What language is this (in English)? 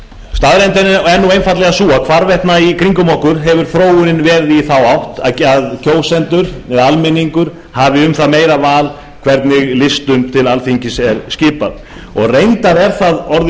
Icelandic